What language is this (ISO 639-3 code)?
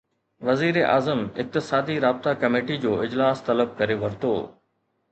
snd